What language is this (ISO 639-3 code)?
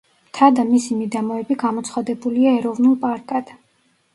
kat